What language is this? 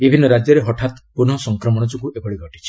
Odia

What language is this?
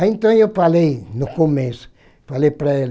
Portuguese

